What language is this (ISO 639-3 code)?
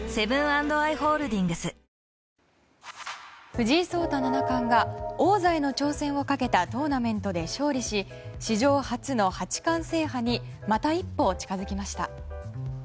jpn